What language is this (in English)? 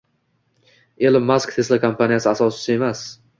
Uzbek